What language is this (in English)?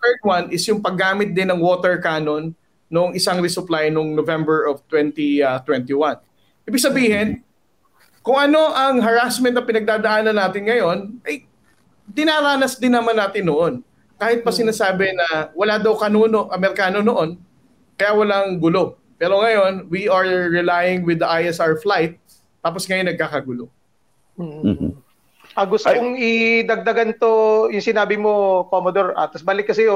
Filipino